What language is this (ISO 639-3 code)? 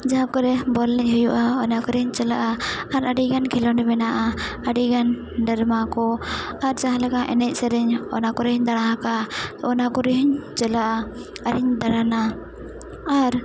sat